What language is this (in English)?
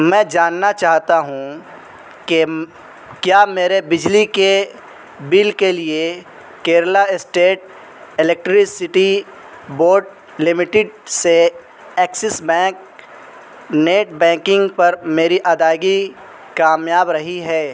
Urdu